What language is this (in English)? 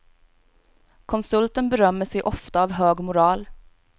Swedish